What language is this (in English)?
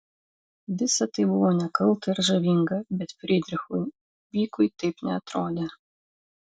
Lithuanian